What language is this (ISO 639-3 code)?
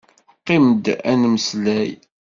kab